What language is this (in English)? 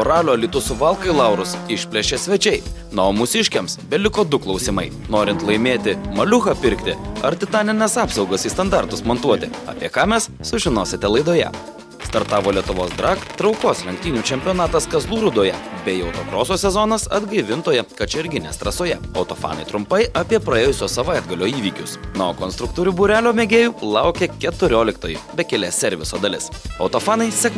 Lithuanian